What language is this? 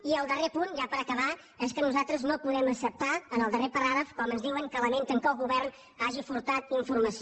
Catalan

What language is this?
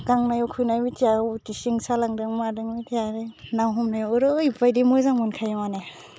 Bodo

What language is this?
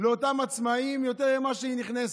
Hebrew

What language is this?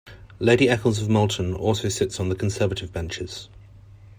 English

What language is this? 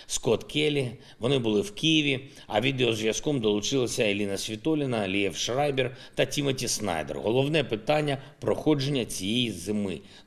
Ukrainian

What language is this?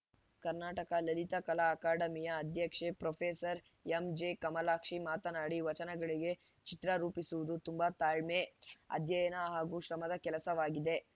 Kannada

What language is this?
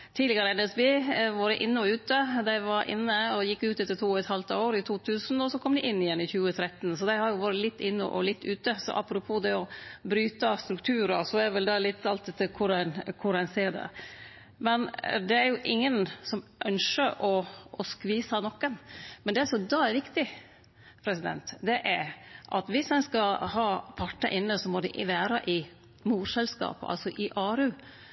Norwegian Nynorsk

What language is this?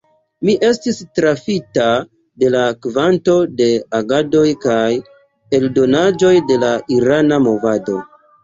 Esperanto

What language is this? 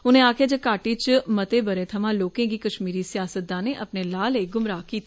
Dogri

